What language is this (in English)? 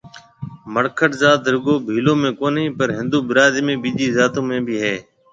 Marwari (Pakistan)